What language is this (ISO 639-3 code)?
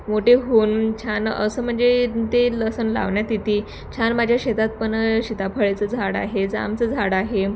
mar